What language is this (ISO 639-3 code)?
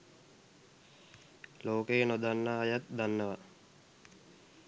sin